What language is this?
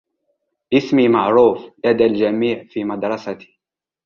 Arabic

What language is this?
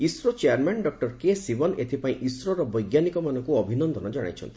Odia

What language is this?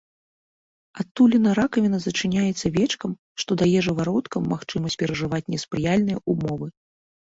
Belarusian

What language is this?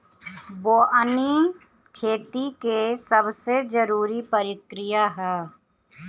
Bhojpuri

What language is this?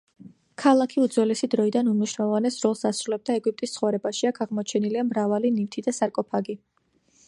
Georgian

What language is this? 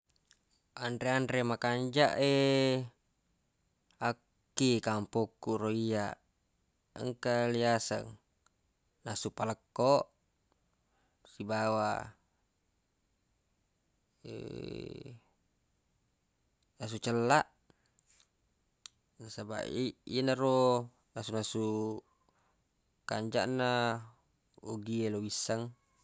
Buginese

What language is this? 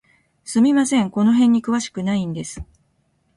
Japanese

